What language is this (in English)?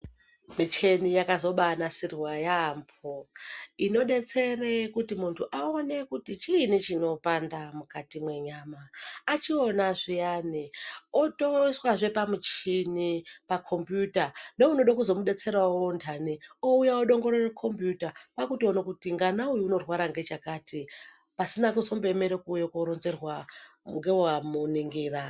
Ndau